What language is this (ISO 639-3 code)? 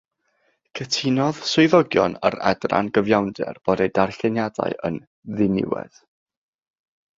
cym